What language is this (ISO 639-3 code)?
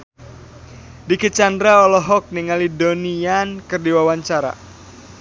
sun